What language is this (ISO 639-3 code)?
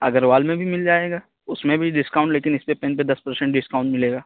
urd